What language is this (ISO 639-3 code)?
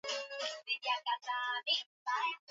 swa